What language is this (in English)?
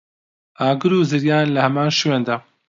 Central Kurdish